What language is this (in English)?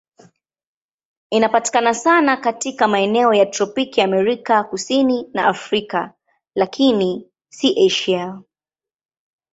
Swahili